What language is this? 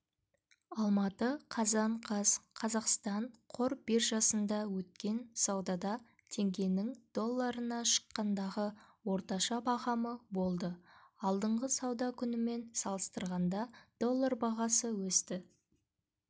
Kazakh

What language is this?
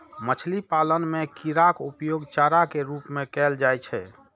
Maithili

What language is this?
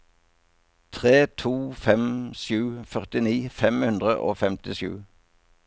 Norwegian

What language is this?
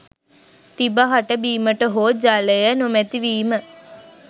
Sinhala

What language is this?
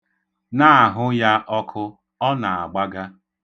Igbo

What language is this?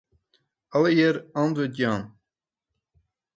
Western Frisian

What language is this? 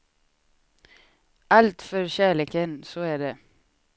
Swedish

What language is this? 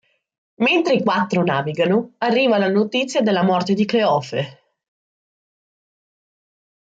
Italian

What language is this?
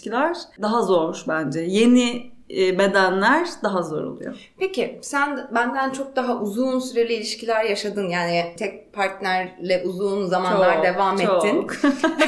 Turkish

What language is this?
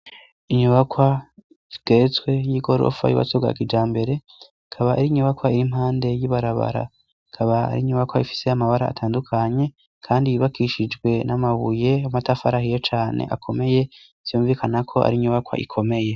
Rundi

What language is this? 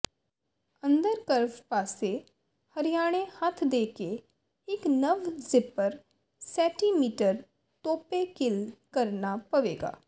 Punjabi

